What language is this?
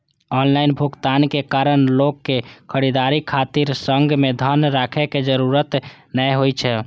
Maithili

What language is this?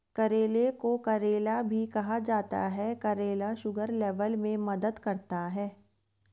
Hindi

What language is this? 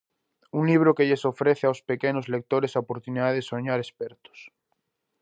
Galician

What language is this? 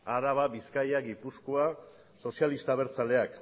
Basque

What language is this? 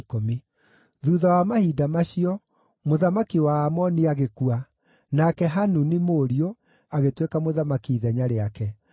Kikuyu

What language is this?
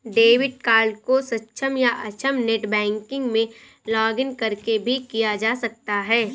Hindi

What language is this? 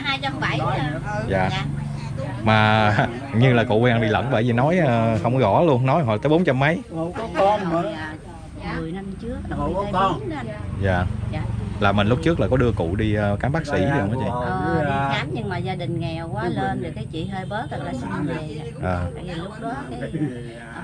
Vietnamese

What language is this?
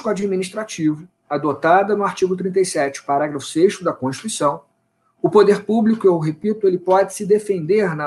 Portuguese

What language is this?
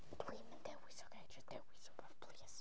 Welsh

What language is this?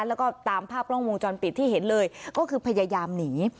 Thai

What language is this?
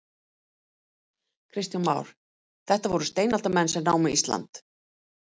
Icelandic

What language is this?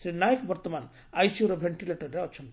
Odia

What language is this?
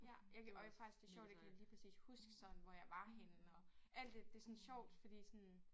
Danish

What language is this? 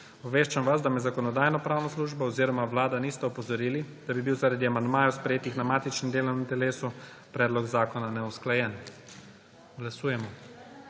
Slovenian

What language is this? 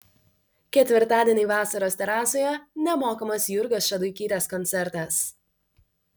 Lithuanian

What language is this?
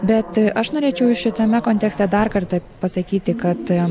Lithuanian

